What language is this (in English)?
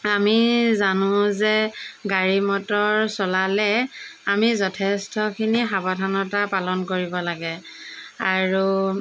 Assamese